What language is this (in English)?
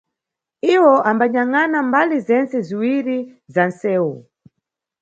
Nyungwe